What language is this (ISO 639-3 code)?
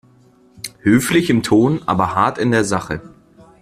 deu